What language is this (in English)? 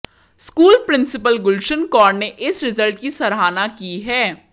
Hindi